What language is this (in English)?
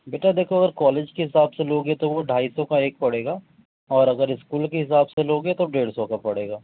Urdu